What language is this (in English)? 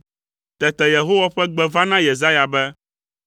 Ewe